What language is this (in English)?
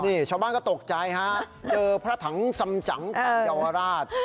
Thai